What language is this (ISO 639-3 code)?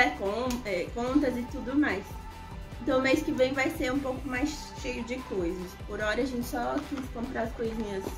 por